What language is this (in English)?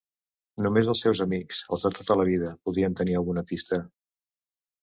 Catalan